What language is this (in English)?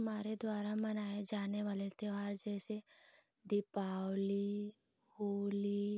Hindi